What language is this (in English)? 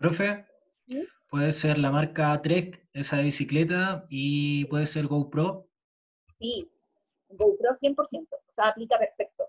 Spanish